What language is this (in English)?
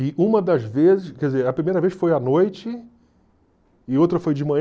Portuguese